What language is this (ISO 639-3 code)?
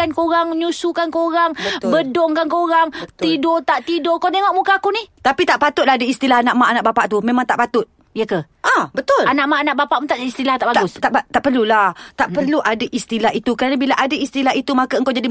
msa